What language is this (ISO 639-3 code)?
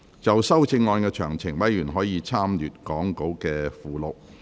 yue